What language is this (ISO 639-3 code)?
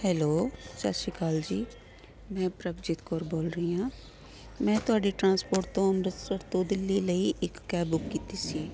pan